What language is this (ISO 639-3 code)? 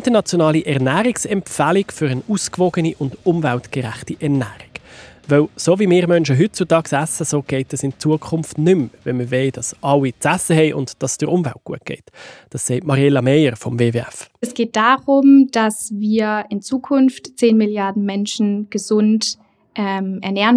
deu